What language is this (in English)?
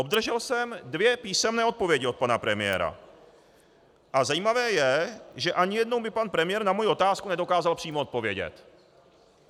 Czech